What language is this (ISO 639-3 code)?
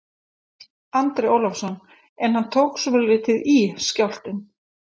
isl